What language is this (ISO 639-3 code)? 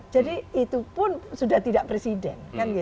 ind